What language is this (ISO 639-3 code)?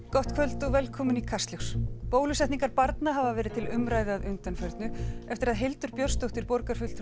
isl